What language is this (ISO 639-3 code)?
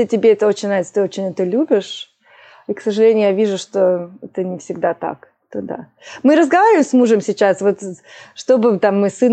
rus